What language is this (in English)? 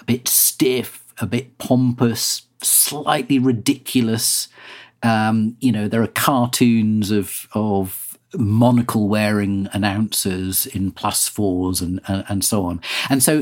English